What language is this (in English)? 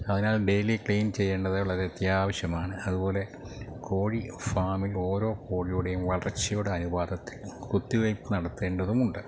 Malayalam